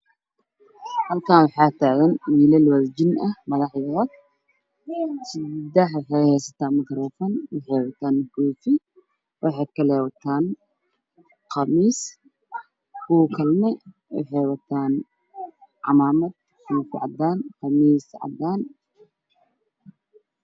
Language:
Somali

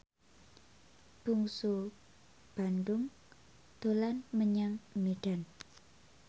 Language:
Javanese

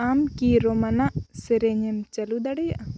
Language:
Santali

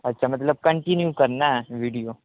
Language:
Urdu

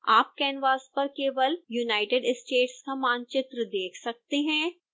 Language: Hindi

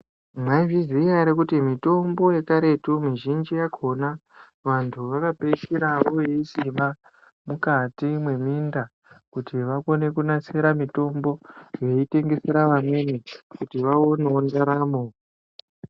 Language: Ndau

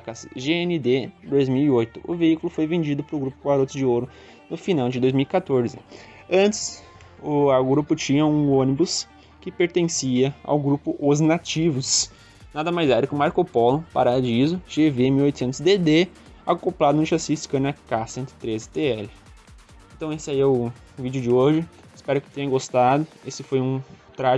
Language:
Portuguese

